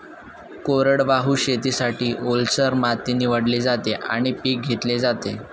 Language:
Marathi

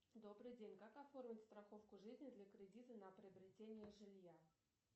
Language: Russian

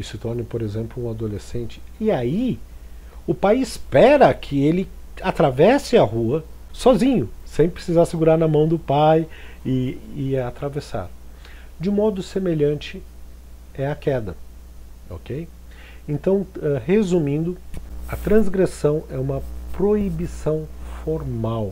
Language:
Portuguese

